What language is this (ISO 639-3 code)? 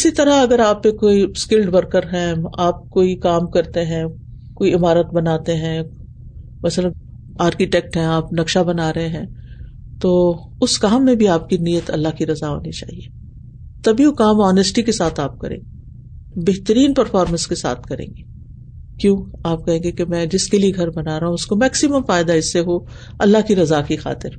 urd